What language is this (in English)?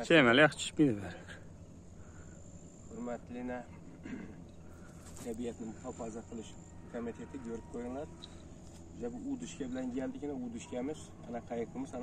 Turkish